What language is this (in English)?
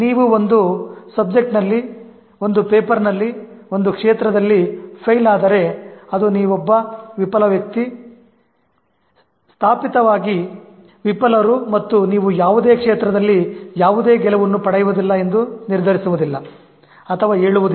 Kannada